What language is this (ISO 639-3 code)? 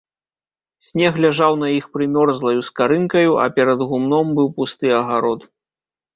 bel